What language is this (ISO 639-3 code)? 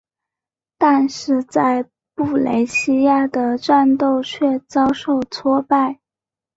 zho